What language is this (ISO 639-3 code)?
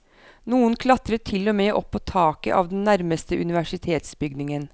nor